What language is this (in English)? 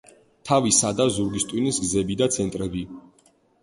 Georgian